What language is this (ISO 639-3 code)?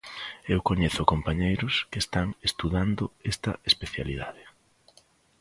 glg